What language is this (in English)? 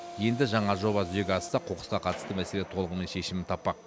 Kazakh